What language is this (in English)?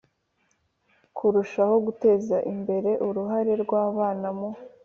Kinyarwanda